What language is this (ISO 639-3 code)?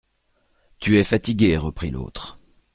fra